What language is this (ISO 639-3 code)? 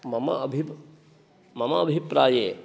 san